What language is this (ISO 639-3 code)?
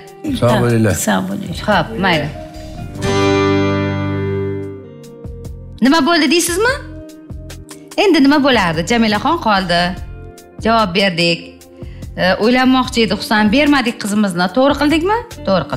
tur